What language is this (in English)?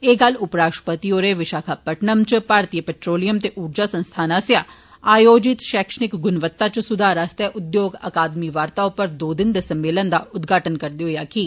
Dogri